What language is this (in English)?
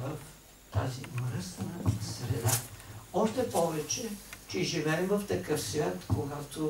Bulgarian